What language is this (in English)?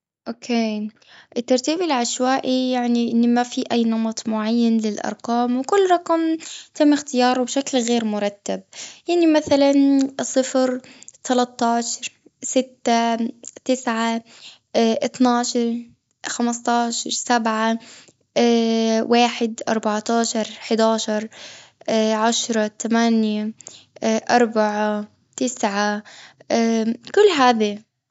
Gulf Arabic